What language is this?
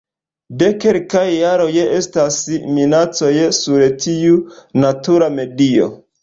Esperanto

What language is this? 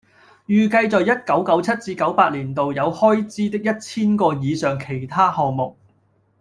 Cantonese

